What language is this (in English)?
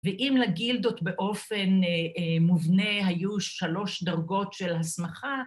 Hebrew